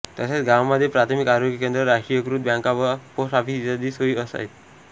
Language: Marathi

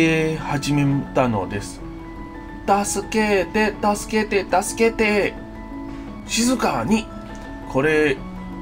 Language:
Japanese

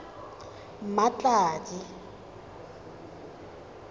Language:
Tswana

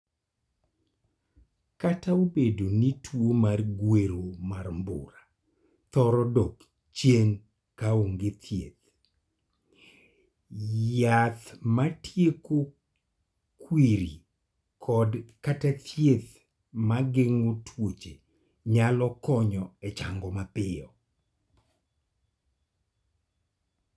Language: Luo (Kenya and Tanzania)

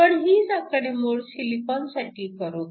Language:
Marathi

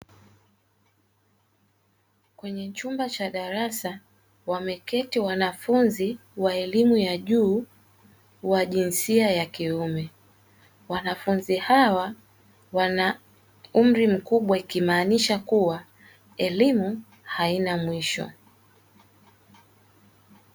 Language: Swahili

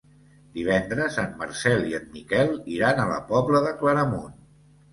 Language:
Catalan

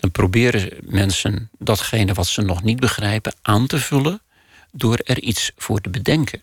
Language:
Dutch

